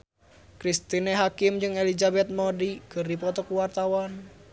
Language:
Sundanese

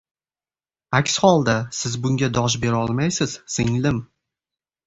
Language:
Uzbek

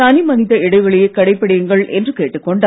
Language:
Tamil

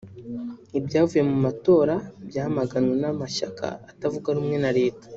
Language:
Kinyarwanda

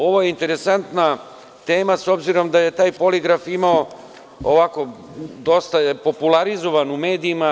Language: Serbian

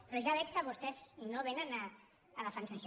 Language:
Catalan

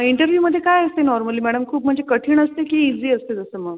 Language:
Marathi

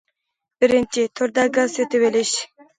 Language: Uyghur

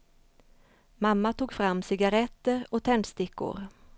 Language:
Swedish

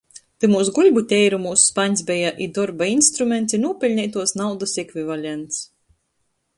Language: Latgalian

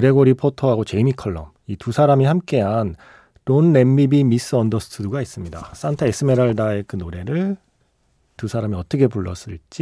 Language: Korean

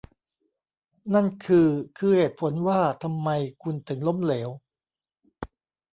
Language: Thai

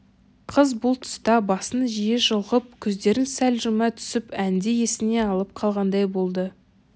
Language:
Kazakh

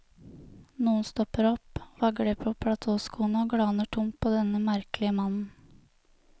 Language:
Norwegian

